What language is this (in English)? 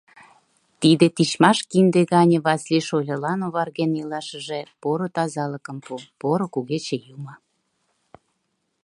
Mari